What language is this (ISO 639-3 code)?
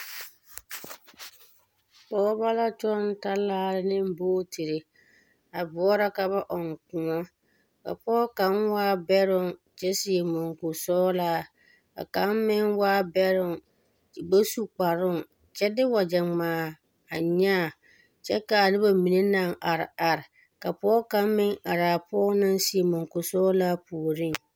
dga